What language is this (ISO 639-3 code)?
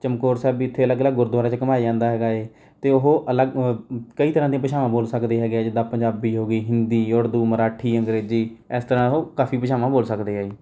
pan